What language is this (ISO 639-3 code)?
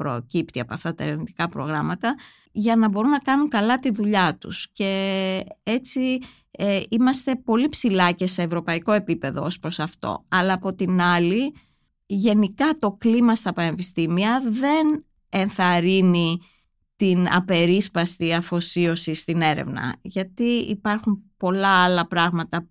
ell